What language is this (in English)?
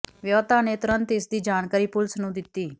Punjabi